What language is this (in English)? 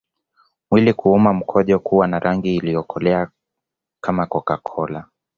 Swahili